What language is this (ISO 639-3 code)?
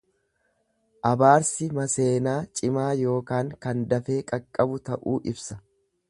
orm